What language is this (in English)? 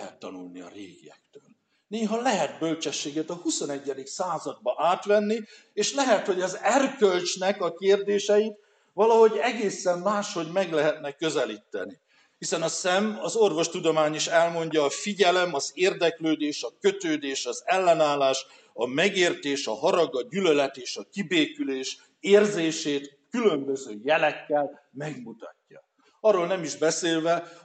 Hungarian